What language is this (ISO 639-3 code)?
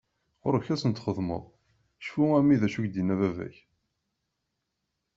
kab